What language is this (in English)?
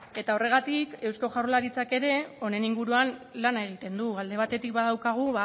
Basque